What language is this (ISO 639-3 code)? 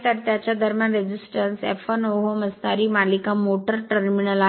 mar